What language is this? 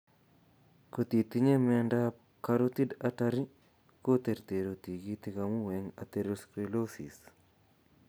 Kalenjin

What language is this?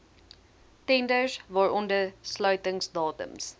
Afrikaans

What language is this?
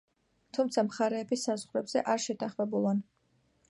Georgian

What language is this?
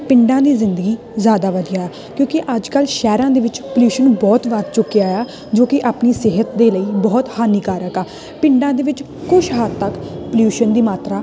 Punjabi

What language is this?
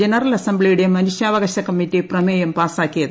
Malayalam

